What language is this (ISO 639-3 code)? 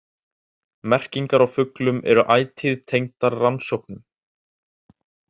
isl